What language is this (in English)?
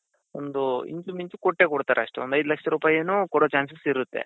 Kannada